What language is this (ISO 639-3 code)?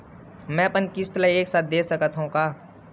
hne